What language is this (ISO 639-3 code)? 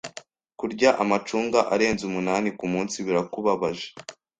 kin